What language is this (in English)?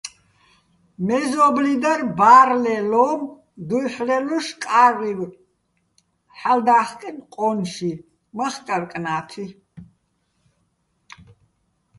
Bats